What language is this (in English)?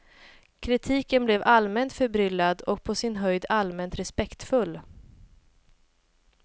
Swedish